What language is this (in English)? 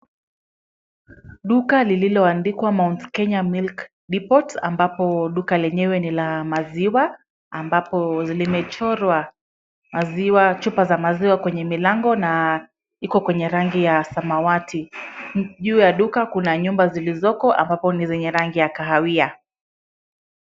Swahili